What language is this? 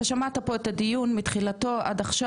Hebrew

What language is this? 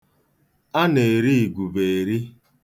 Igbo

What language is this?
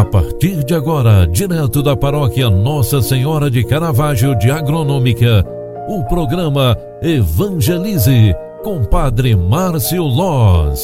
Portuguese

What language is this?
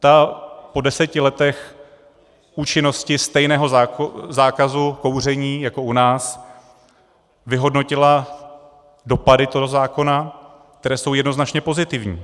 Czech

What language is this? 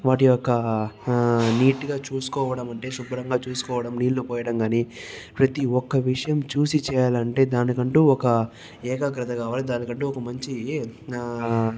Telugu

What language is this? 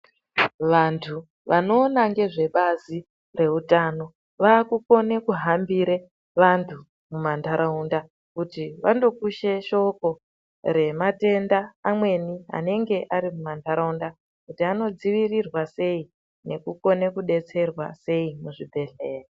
Ndau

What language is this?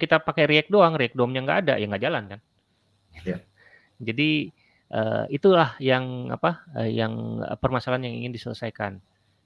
Indonesian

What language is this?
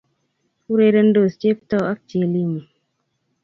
Kalenjin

